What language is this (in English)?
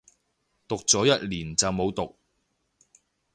Cantonese